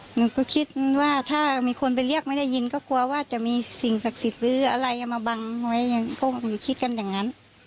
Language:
Thai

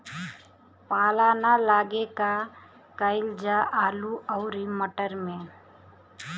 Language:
Bhojpuri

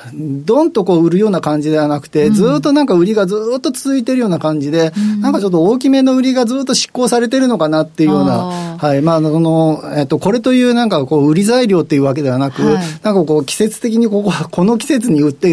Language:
Japanese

